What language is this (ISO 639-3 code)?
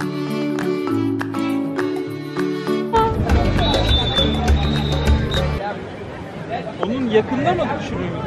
tur